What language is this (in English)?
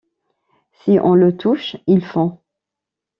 French